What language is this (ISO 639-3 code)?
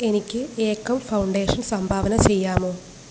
mal